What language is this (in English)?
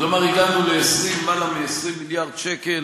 Hebrew